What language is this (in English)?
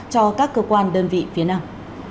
Vietnamese